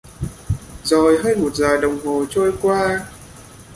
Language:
Vietnamese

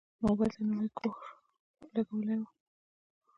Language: Pashto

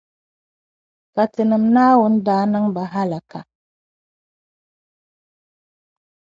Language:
Dagbani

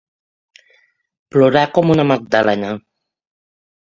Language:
Catalan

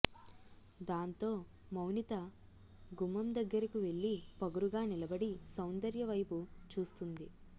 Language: Telugu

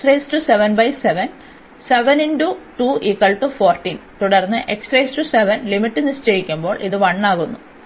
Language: Malayalam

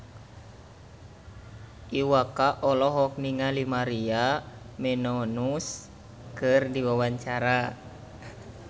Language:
Sundanese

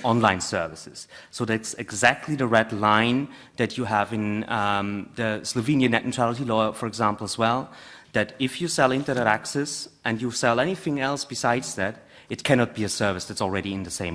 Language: English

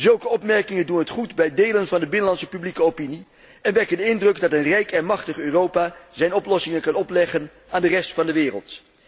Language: Dutch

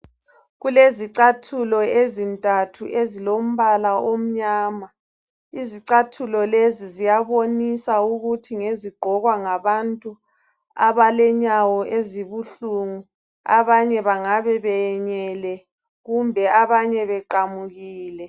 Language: North Ndebele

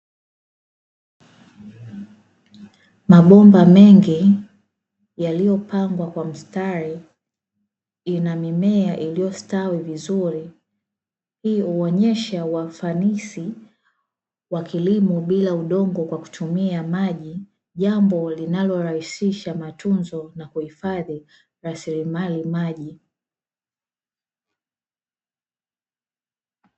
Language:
Swahili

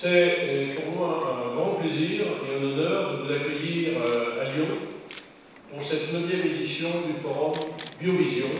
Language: French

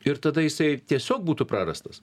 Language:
Lithuanian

